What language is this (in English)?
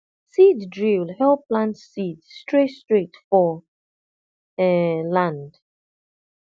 Nigerian Pidgin